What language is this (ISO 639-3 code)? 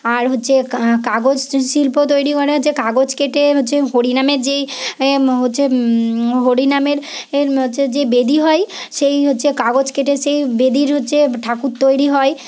ben